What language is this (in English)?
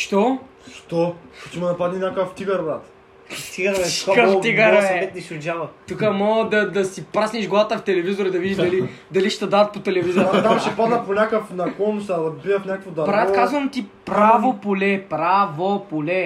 Bulgarian